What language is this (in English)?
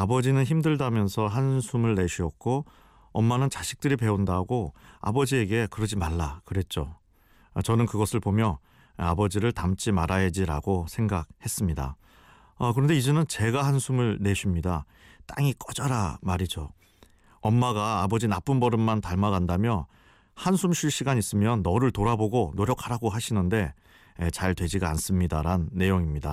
Korean